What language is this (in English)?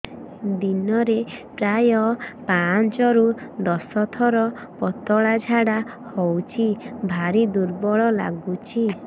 Odia